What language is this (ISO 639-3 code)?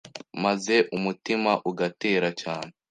kin